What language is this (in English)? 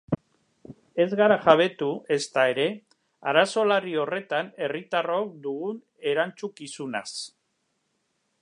Basque